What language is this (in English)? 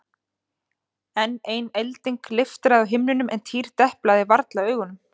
Icelandic